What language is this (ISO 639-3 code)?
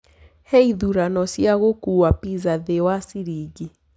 kik